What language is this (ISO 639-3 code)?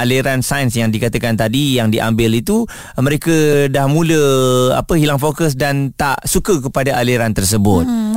msa